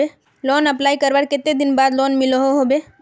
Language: Magahi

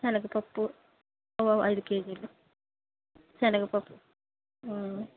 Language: Telugu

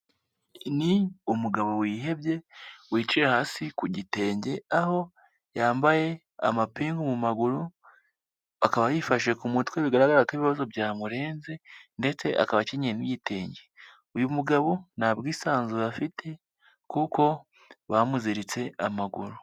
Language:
Kinyarwanda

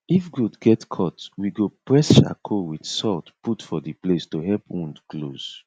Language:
Nigerian Pidgin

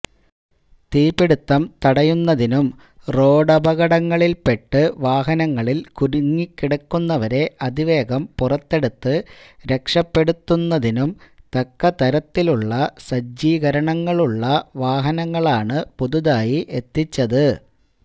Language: Malayalam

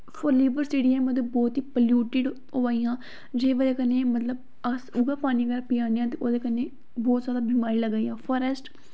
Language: Dogri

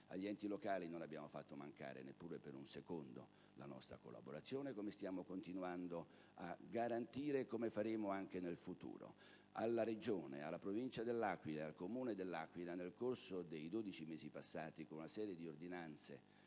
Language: Italian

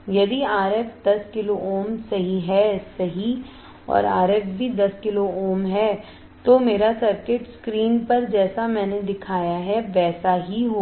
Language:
Hindi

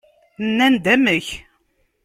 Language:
Kabyle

